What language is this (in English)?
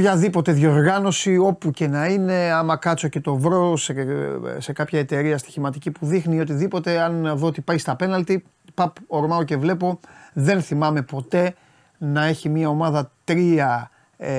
Greek